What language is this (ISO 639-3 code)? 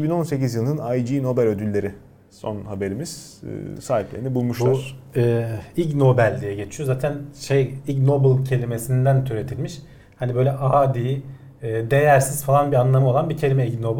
tur